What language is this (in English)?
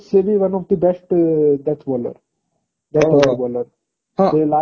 Odia